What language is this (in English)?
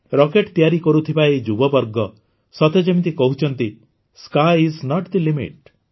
Odia